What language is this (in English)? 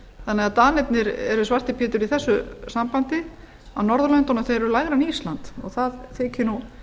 Icelandic